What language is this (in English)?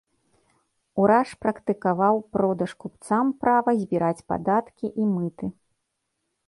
Belarusian